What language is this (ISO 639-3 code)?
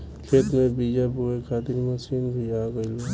bho